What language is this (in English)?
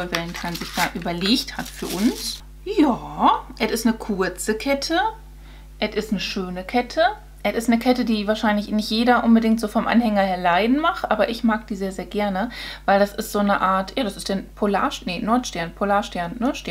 German